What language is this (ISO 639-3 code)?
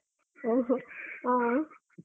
kan